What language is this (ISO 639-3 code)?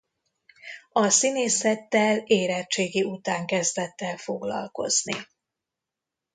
hun